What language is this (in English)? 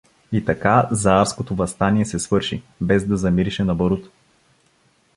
Bulgarian